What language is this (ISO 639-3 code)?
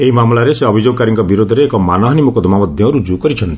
ori